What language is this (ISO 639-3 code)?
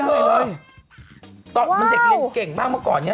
tha